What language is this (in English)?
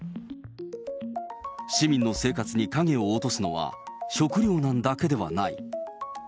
Japanese